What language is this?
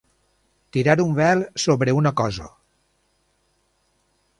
Catalan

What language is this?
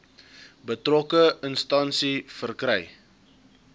Afrikaans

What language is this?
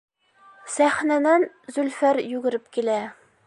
Bashkir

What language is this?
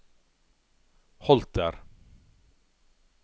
Norwegian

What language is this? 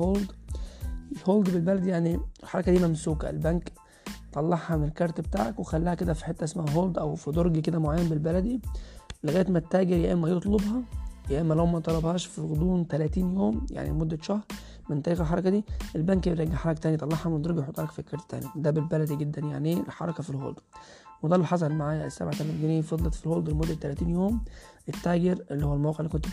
Arabic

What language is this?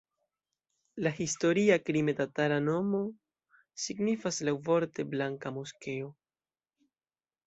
Esperanto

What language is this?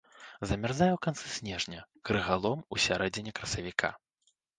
Belarusian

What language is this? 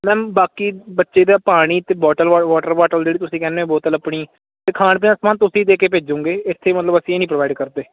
Punjabi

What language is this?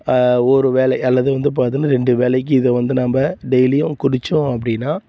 Tamil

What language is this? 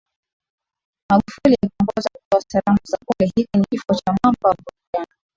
Swahili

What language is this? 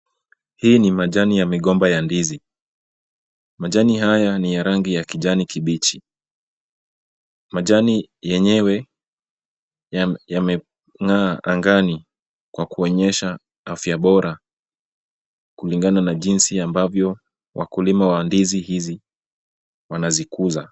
Swahili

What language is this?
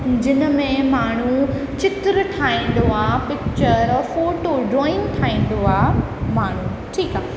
Sindhi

